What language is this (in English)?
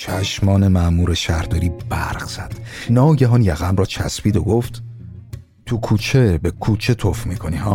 Persian